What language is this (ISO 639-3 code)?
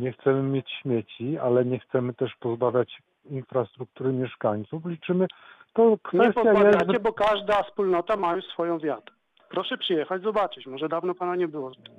pol